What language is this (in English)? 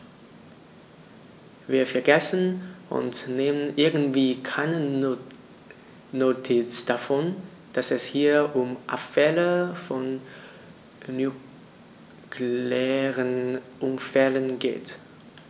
German